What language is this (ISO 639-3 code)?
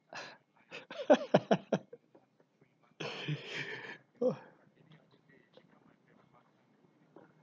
eng